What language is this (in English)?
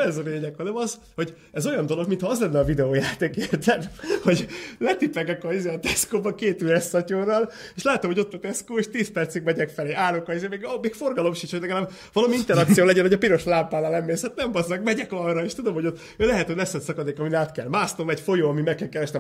Hungarian